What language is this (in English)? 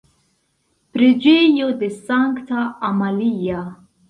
Esperanto